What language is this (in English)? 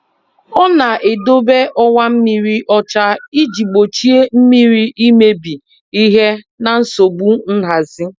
Igbo